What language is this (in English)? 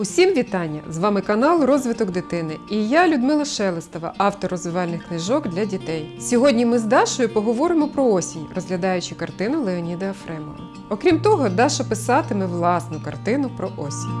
Ukrainian